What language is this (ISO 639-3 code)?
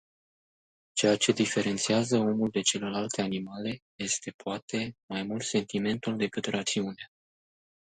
ron